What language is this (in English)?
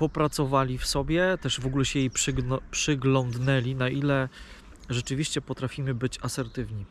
Polish